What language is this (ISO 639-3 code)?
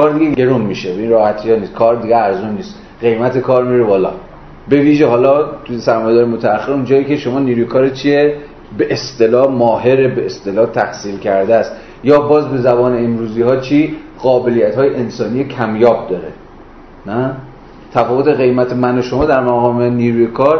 fas